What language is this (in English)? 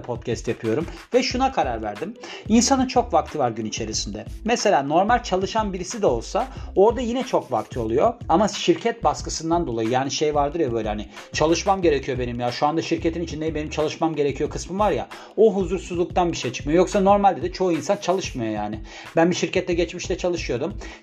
Turkish